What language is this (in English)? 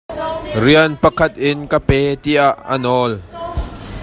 Hakha Chin